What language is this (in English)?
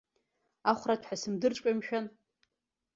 Abkhazian